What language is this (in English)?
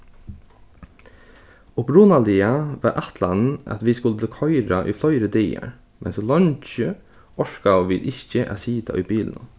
Faroese